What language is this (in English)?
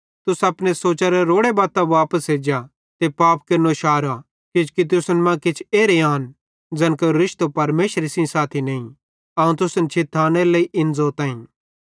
Bhadrawahi